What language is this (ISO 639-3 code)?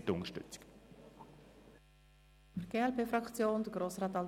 gsw